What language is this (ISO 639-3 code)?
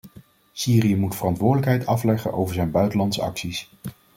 nld